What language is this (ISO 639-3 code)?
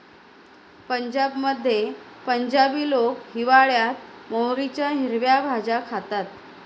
mar